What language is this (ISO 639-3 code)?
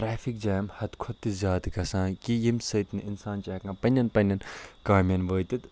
kas